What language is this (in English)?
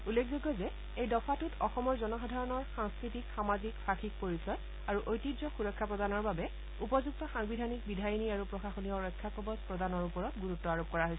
Assamese